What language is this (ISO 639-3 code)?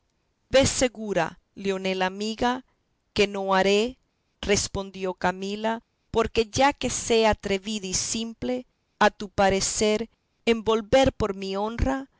spa